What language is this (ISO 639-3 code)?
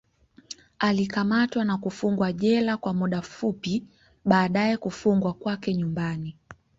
swa